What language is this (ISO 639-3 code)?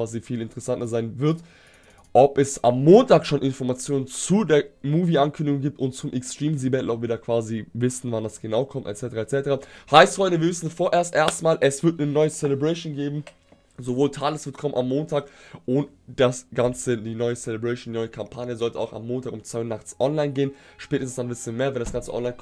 deu